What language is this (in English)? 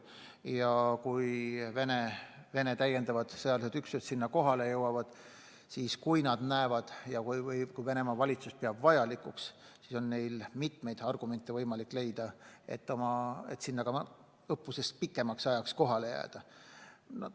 Estonian